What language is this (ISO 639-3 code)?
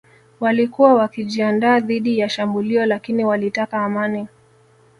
swa